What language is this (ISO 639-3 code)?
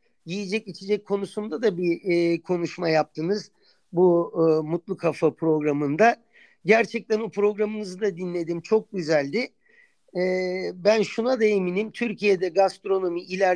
tur